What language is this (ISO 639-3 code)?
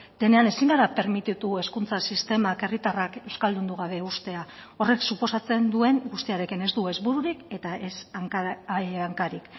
eus